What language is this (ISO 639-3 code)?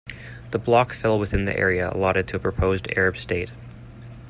eng